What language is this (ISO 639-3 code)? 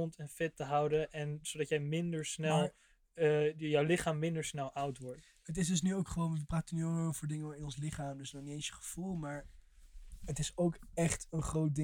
nld